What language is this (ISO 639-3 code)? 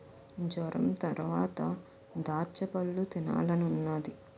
tel